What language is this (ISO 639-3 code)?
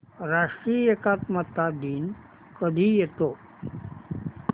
mar